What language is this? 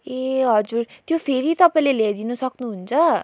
Nepali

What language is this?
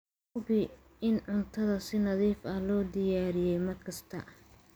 Somali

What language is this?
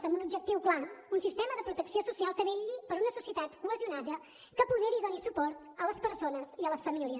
Catalan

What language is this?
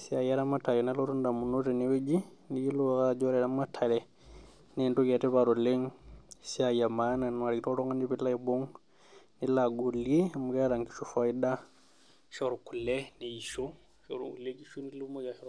Masai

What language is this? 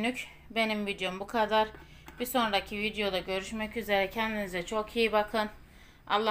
Turkish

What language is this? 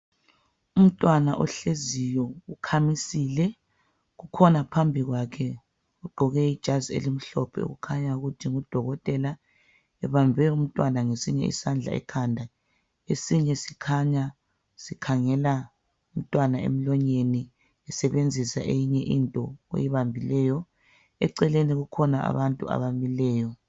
North Ndebele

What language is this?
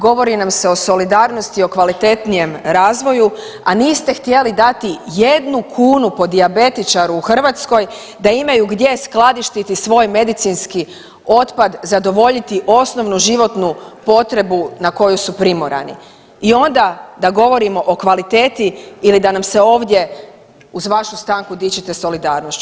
Croatian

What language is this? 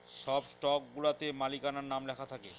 Bangla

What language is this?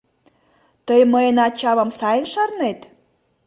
Mari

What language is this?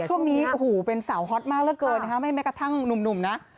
Thai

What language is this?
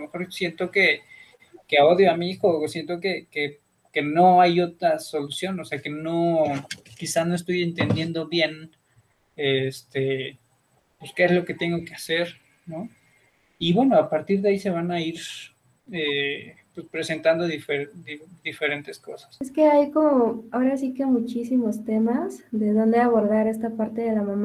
Spanish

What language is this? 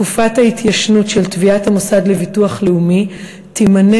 Hebrew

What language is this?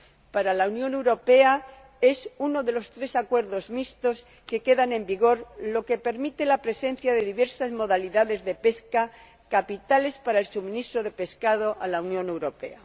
Spanish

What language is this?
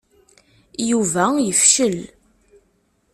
Kabyle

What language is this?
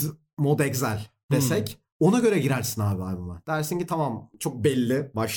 Turkish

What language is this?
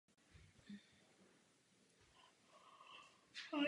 Czech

